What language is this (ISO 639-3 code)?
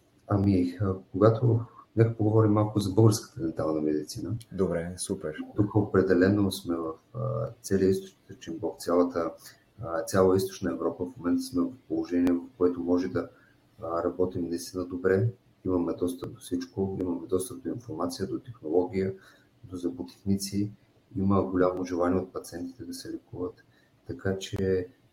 bul